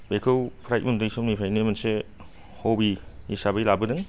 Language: Bodo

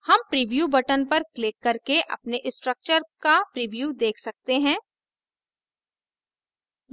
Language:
Hindi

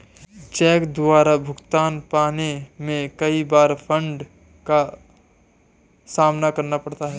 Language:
Hindi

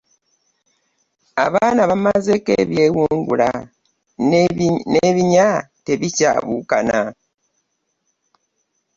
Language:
Ganda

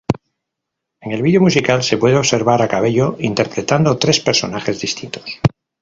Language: Spanish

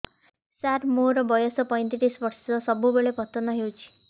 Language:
Odia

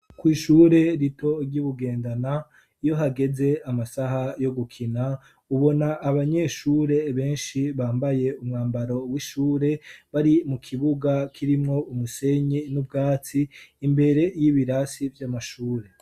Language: Rundi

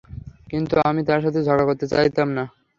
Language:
Bangla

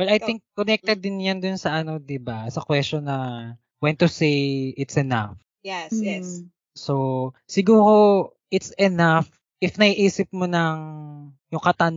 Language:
Filipino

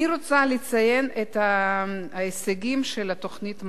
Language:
Hebrew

